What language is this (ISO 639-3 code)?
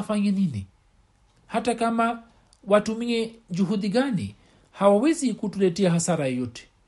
swa